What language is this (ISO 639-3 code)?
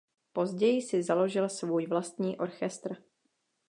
ces